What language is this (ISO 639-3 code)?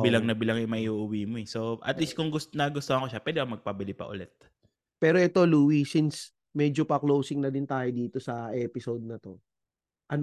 fil